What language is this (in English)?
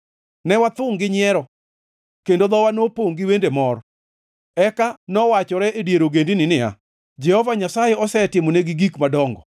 Luo (Kenya and Tanzania)